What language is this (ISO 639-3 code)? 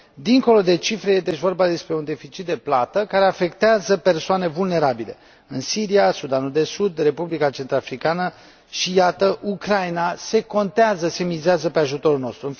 ron